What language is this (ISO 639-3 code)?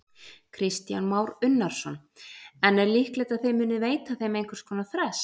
isl